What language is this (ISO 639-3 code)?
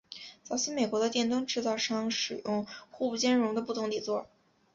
zho